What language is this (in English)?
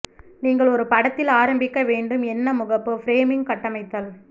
Tamil